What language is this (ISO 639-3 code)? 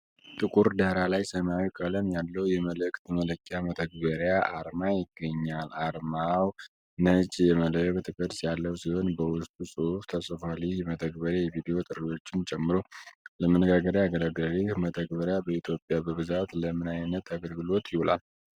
amh